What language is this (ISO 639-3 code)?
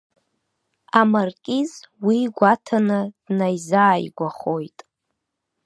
abk